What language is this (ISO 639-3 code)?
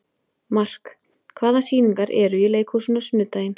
isl